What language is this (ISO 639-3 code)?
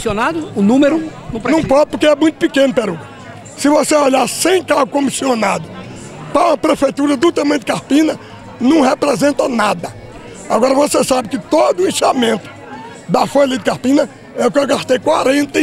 por